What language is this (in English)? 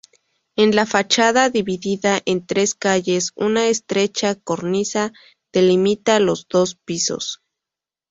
Spanish